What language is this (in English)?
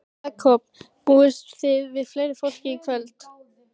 Icelandic